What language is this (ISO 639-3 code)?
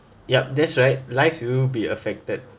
eng